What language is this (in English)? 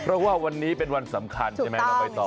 Thai